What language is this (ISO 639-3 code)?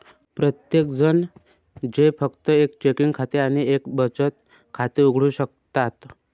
mar